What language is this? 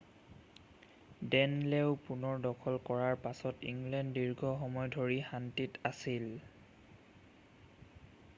Assamese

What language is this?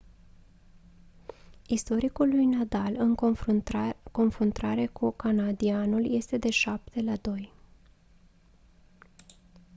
Romanian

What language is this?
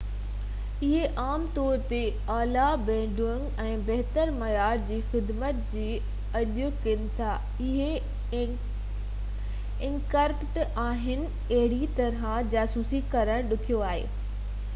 Sindhi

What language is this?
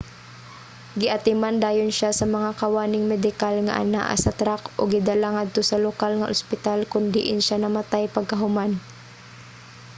Cebuano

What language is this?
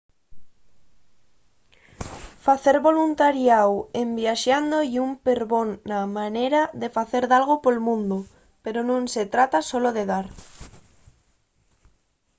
Asturian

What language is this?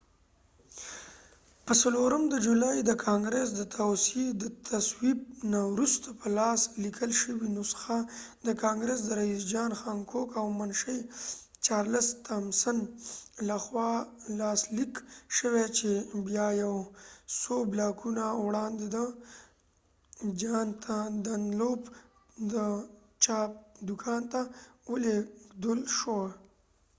Pashto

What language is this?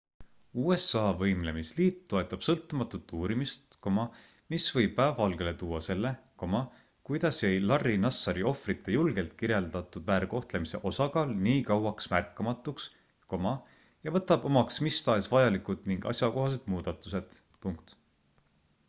Estonian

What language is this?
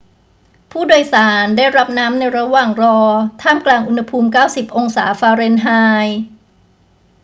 Thai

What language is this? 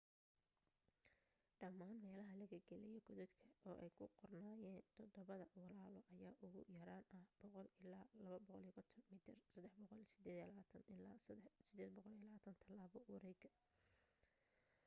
Somali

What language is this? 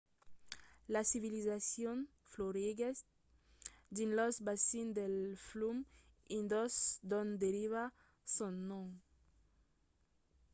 Occitan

